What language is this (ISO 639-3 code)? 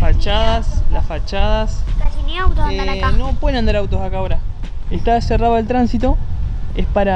spa